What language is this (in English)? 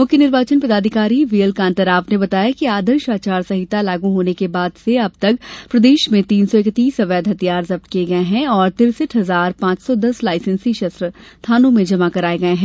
Hindi